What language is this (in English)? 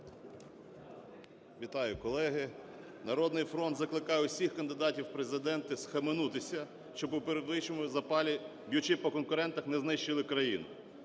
Ukrainian